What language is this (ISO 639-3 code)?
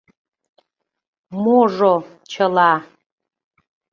chm